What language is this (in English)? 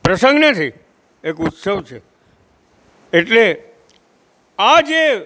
Gujarati